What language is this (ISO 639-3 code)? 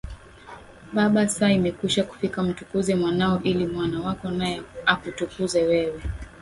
swa